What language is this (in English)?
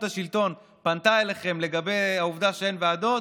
Hebrew